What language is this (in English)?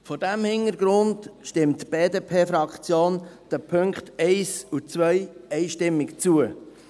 Swiss German